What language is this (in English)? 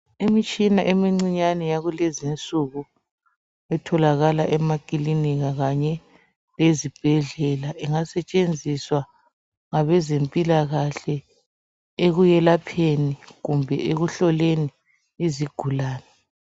North Ndebele